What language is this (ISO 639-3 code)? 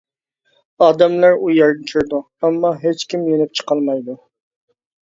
uig